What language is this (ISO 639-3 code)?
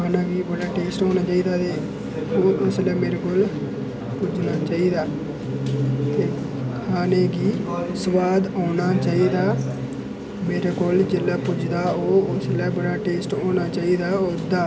doi